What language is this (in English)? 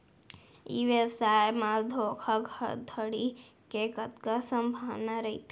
Chhattisgarhi